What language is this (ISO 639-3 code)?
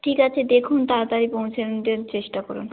ben